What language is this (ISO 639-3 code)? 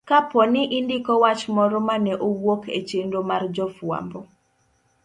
luo